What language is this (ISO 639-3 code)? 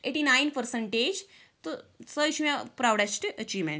kas